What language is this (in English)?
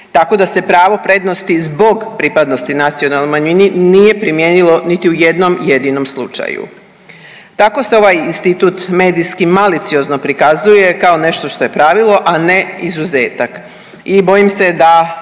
Croatian